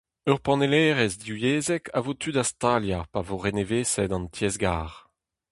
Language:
Breton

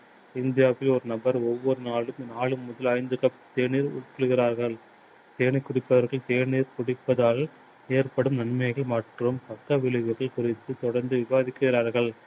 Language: Tamil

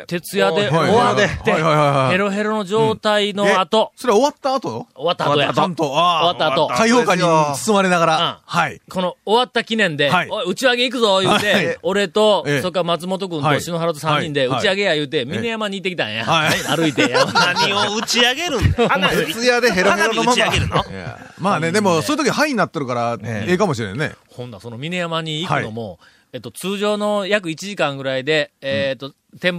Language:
Japanese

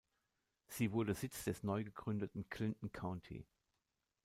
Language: German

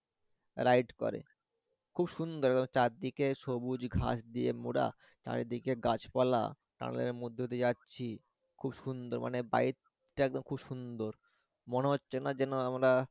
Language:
Bangla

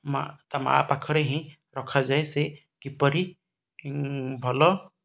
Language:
Odia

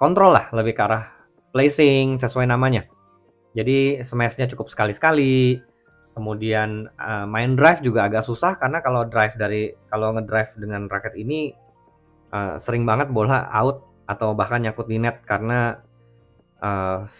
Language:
Indonesian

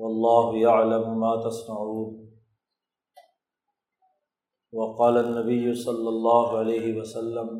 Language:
Urdu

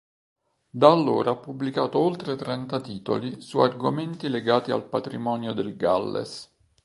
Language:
Italian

